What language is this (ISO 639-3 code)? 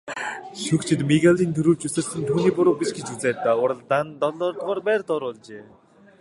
mon